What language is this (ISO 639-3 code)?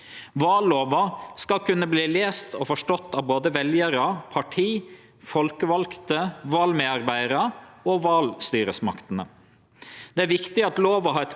nor